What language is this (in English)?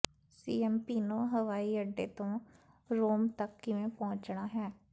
Punjabi